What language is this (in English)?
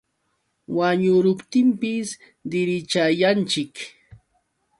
Yauyos Quechua